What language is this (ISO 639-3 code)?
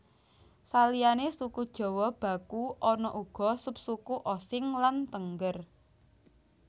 jav